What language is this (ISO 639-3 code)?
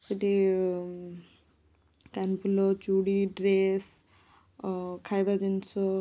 ori